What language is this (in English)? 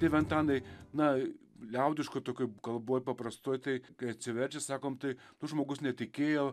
Lithuanian